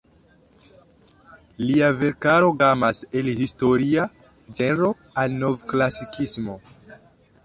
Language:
Esperanto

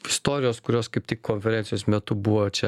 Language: Lithuanian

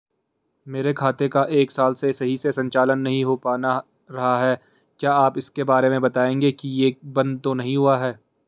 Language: Hindi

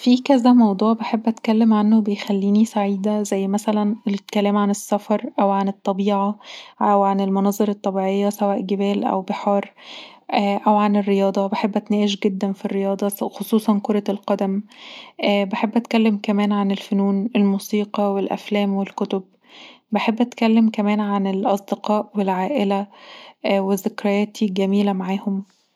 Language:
Egyptian Arabic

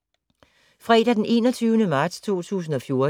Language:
Danish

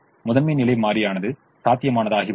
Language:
Tamil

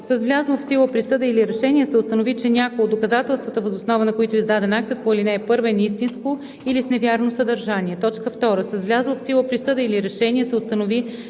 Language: Bulgarian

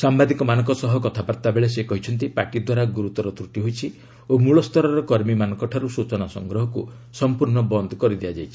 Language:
Odia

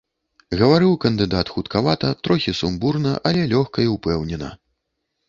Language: Belarusian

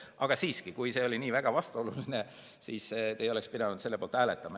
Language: Estonian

